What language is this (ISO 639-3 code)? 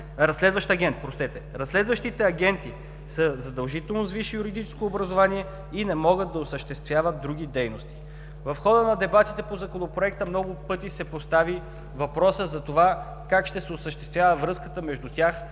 bul